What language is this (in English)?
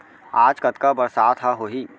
Chhattisgarhi